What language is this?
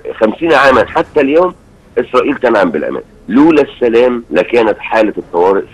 Arabic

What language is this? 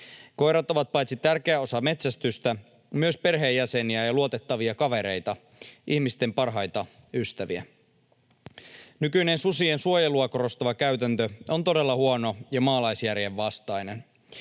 Finnish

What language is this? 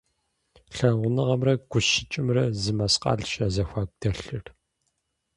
Kabardian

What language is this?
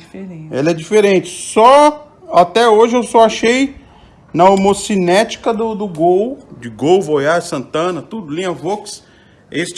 Portuguese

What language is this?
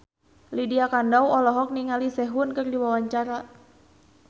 Sundanese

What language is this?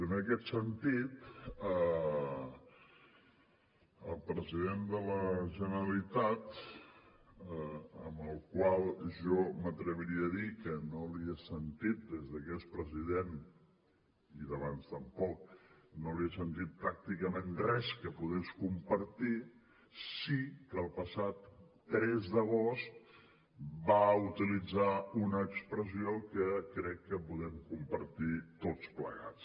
Catalan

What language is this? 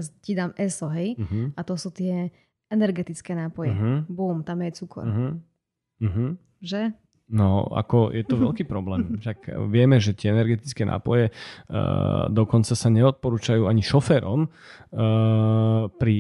Slovak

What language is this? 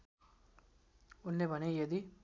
Nepali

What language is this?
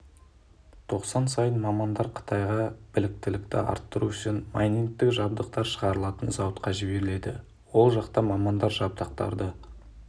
Kazakh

